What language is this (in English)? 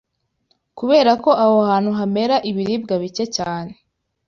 Kinyarwanda